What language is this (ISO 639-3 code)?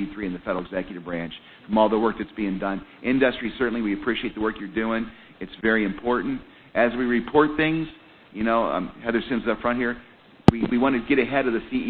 eng